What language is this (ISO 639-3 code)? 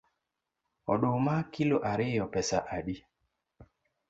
luo